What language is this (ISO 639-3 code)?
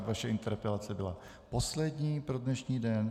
ces